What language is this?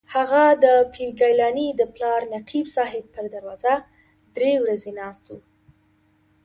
Pashto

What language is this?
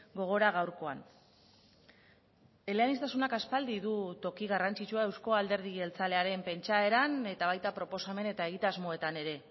Basque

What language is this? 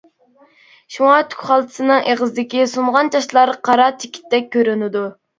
Uyghur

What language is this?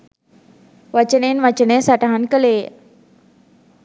Sinhala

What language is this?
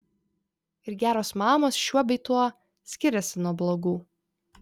Lithuanian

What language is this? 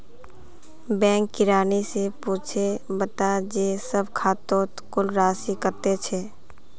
Magahi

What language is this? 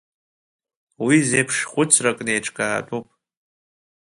Abkhazian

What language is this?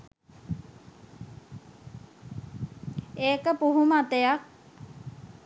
Sinhala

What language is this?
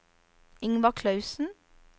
Norwegian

